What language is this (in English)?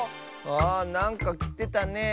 Japanese